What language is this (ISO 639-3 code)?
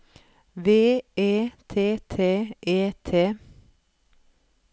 nor